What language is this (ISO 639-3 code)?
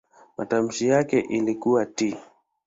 swa